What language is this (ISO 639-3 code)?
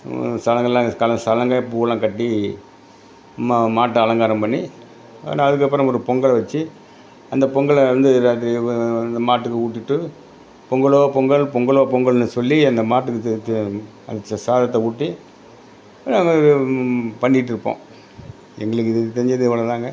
tam